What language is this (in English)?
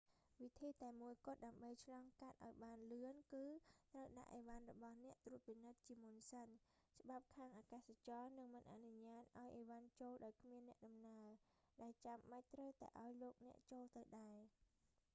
Khmer